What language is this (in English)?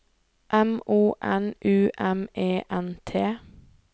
Norwegian